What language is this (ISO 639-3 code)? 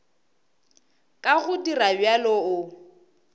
nso